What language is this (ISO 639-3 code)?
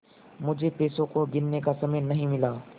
hin